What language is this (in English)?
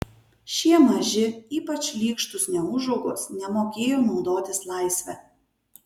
Lithuanian